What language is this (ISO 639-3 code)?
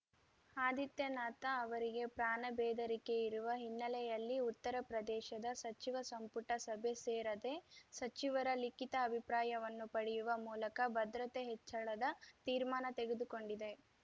kan